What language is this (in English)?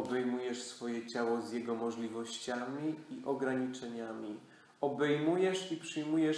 Polish